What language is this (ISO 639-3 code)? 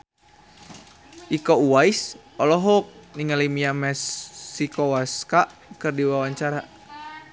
sun